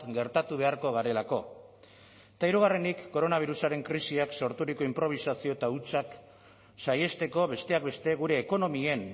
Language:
Basque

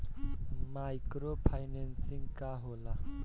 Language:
Bhojpuri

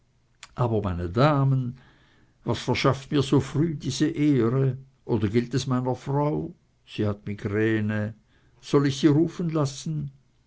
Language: German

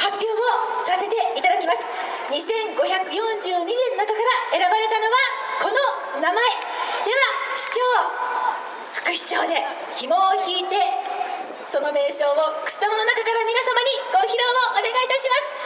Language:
Japanese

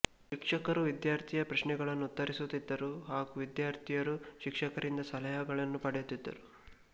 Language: Kannada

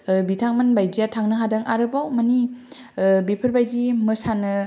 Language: Bodo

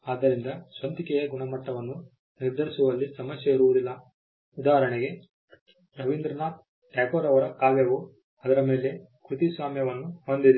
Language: Kannada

